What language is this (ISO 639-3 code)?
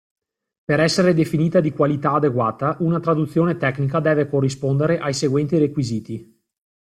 ita